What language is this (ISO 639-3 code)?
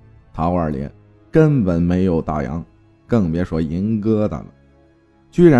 zho